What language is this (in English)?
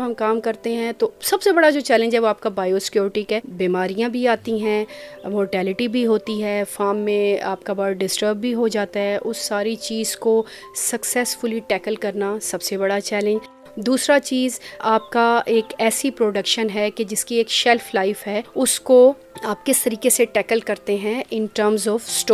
Urdu